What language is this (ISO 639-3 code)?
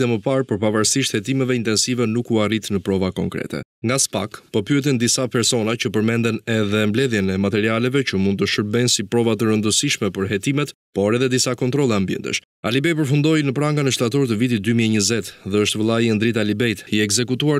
ron